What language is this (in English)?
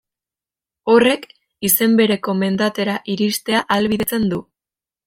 Basque